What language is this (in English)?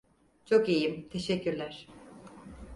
Turkish